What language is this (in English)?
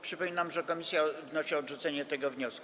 Polish